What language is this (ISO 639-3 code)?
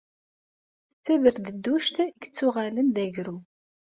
kab